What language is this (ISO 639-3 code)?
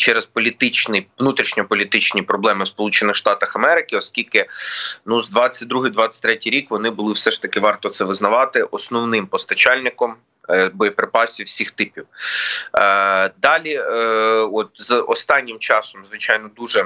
ukr